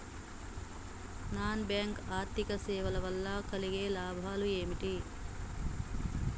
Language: Telugu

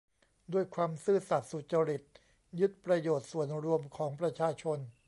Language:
Thai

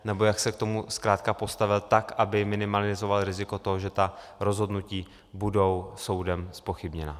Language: Czech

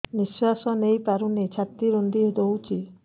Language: Odia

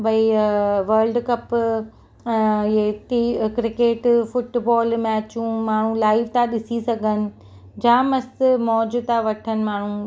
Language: Sindhi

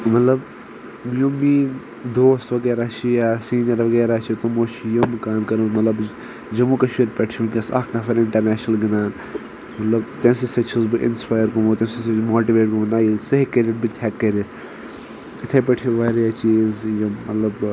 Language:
Kashmiri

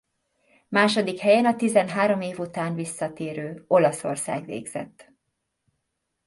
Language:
Hungarian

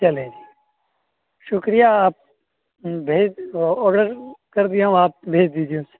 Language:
Urdu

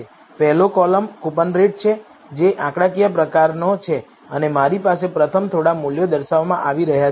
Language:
Gujarati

